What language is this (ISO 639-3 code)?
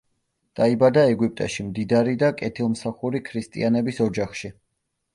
kat